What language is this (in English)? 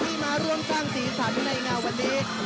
Thai